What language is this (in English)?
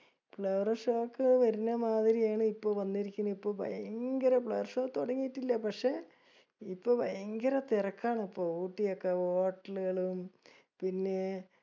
Malayalam